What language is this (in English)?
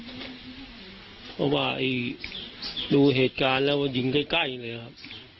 Thai